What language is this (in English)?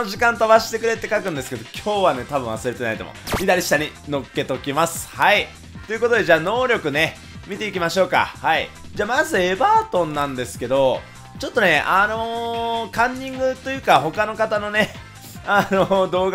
Japanese